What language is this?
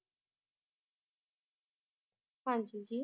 Punjabi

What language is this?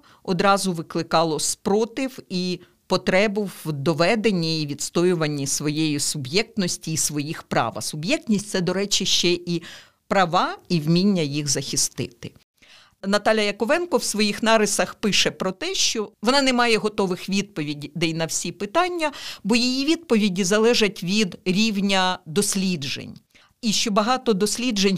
Ukrainian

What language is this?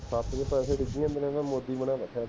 Punjabi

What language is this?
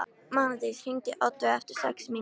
Icelandic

